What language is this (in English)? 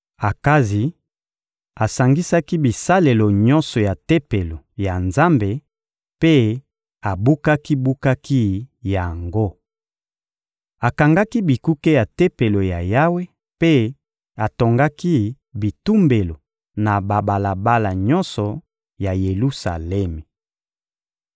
Lingala